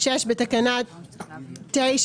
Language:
Hebrew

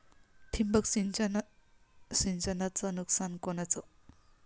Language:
Marathi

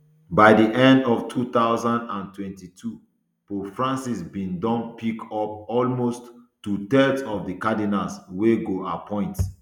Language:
Nigerian Pidgin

